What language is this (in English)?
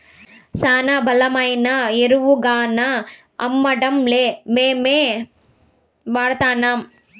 Telugu